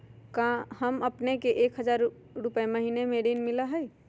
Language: Magahi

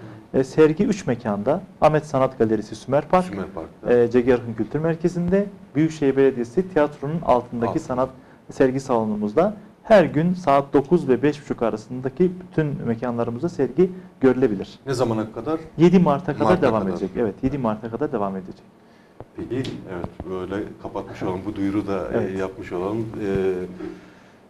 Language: Turkish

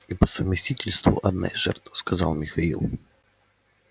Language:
Russian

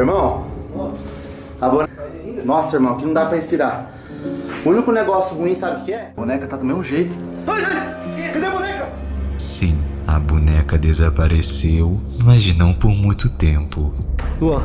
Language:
Portuguese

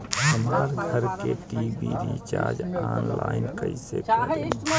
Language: Bhojpuri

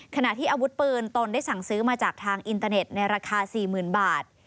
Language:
Thai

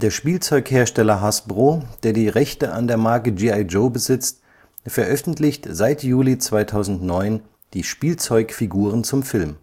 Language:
German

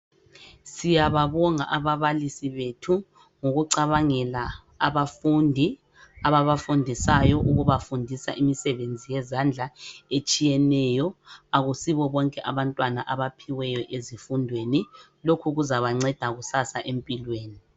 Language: North Ndebele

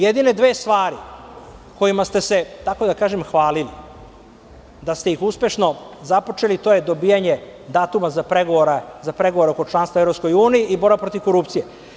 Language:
Serbian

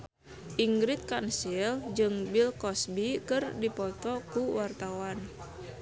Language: Sundanese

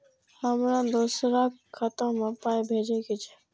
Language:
Maithili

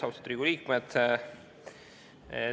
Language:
Estonian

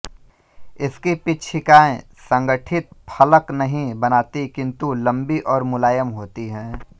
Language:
Hindi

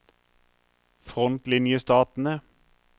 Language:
Norwegian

